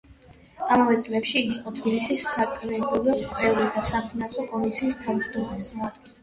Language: Georgian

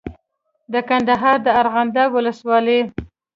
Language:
Pashto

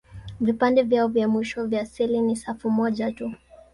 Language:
Swahili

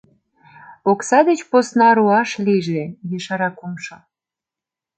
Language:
Mari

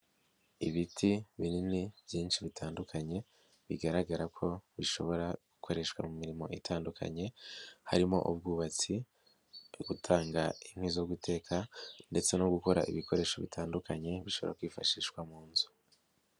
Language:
Kinyarwanda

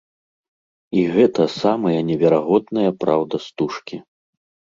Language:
Belarusian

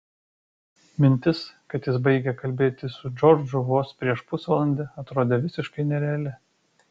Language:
Lithuanian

